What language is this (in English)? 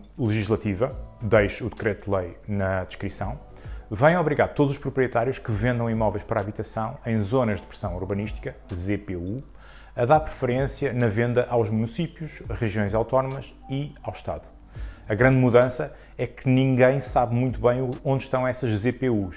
Portuguese